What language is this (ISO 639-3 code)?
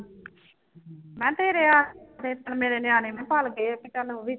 pan